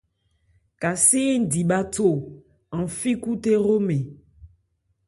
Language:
Ebrié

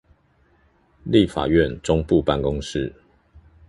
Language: Chinese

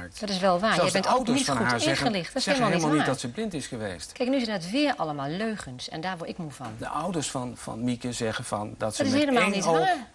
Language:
Dutch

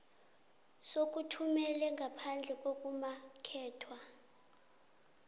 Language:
South Ndebele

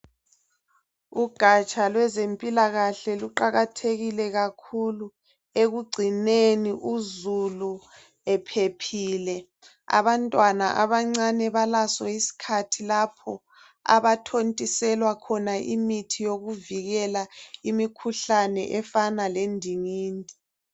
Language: North Ndebele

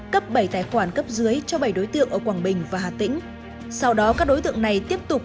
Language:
Vietnamese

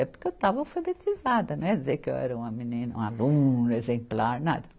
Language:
Portuguese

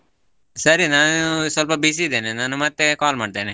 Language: Kannada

